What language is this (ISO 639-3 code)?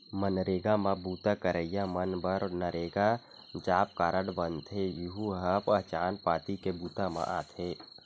hne